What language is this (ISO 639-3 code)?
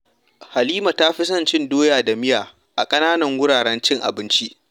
hau